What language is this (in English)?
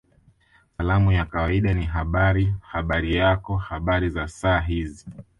Swahili